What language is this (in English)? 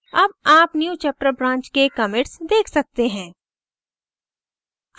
Hindi